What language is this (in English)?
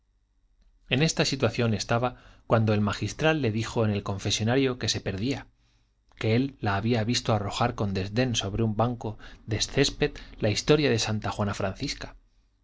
Spanish